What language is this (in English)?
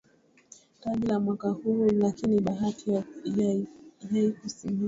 Swahili